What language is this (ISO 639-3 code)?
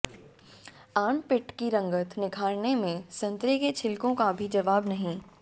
hin